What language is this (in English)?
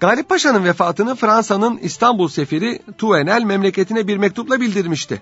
Turkish